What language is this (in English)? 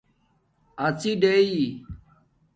Domaaki